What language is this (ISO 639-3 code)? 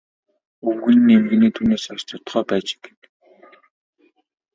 mon